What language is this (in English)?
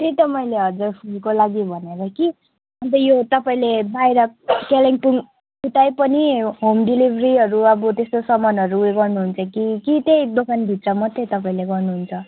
Nepali